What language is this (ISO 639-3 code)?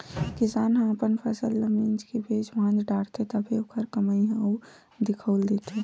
hne